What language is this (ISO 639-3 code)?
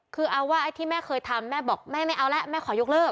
tha